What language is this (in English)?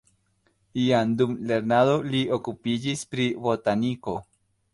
Esperanto